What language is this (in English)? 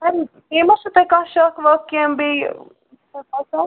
Kashmiri